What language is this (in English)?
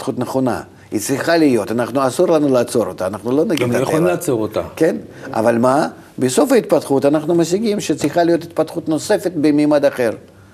Hebrew